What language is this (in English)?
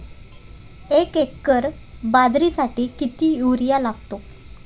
Marathi